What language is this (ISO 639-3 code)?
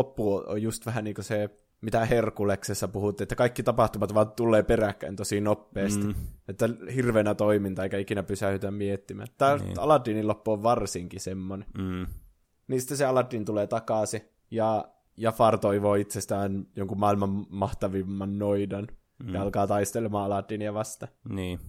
fin